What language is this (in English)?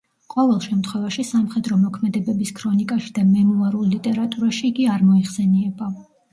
Georgian